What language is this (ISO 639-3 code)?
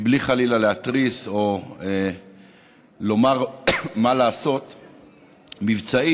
heb